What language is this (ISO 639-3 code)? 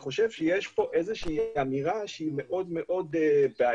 heb